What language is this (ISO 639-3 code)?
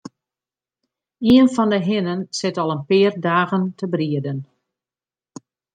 fry